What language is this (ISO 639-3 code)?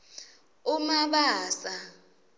ssw